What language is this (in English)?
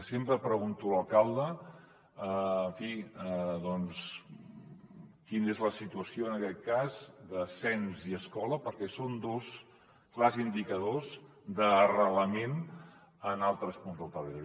Catalan